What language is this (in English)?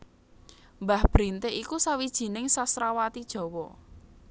Javanese